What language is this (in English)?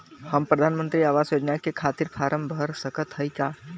Bhojpuri